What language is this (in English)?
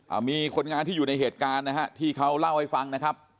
Thai